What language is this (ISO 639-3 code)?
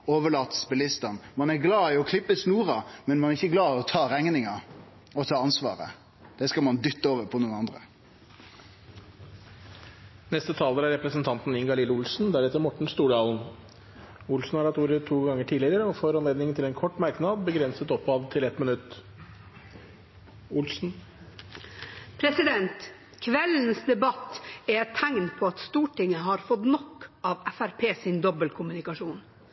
nor